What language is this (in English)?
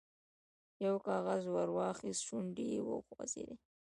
Pashto